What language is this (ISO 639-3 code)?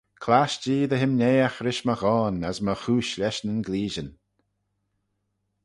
glv